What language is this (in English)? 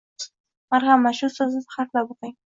Uzbek